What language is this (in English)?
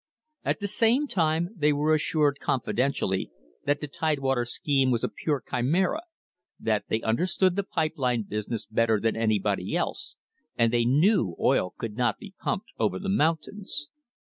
English